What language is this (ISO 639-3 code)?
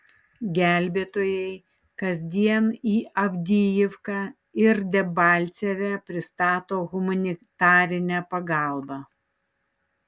lit